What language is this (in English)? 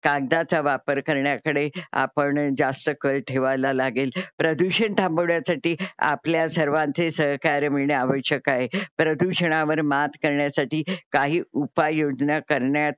Marathi